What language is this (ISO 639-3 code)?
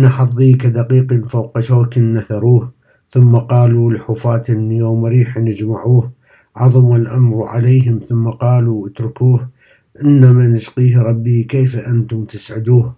ara